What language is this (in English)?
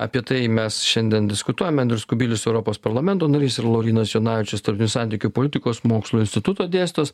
Lithuanian